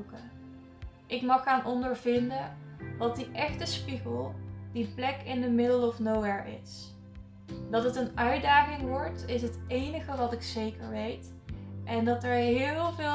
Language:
Dutch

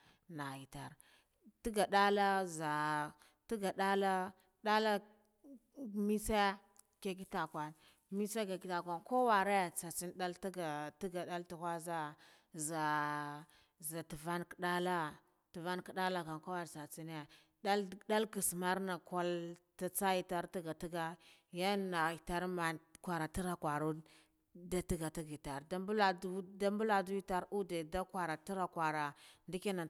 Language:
Guduf-Gava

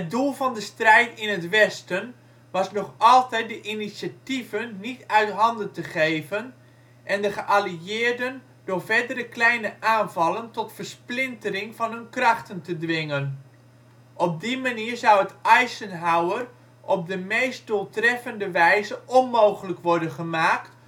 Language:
Dutch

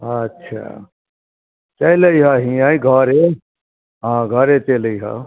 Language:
Maithili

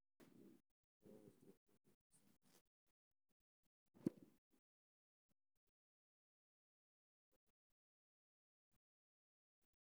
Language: Somali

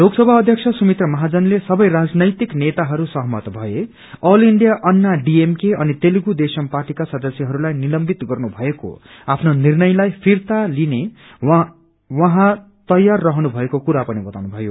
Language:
Nepali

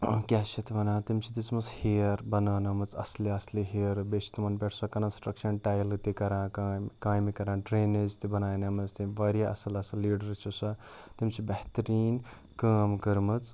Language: Kashmiri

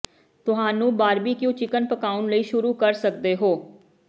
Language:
Punjabi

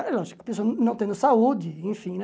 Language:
Portuguese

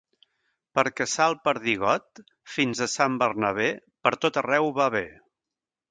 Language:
Catalan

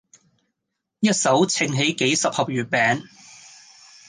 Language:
Cantonese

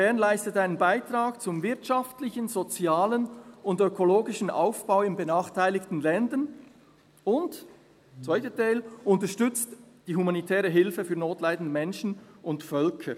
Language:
Swiss German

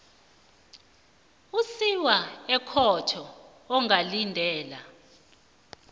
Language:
South Ndebele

